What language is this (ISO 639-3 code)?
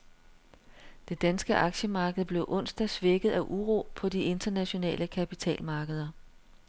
dan